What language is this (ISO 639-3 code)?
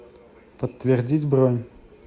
rus